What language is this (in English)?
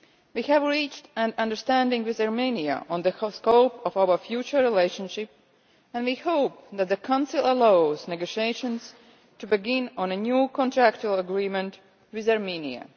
English